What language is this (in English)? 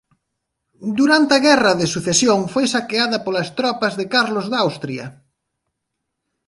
Galician